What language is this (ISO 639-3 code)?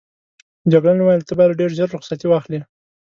pus